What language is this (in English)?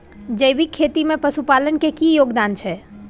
Maithili